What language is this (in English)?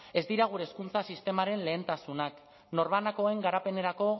Basque